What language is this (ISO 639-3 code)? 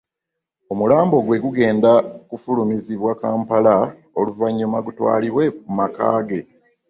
lug